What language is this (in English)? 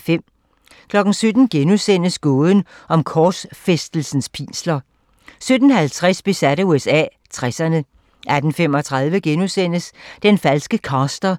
Danish